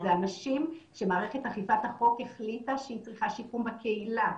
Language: Hebrew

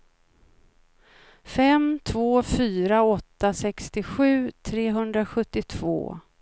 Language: Swedish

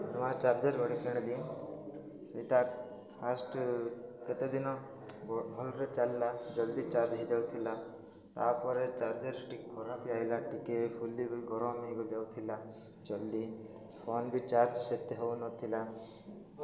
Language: Odia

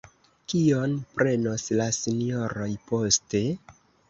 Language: Esperanto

